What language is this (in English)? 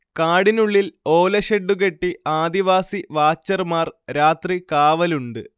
Malayalam